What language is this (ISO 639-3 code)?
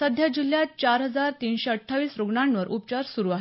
mar